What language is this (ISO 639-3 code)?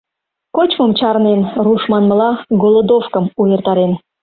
chm